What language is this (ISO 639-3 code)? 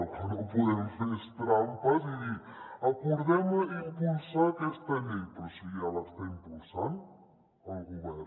cat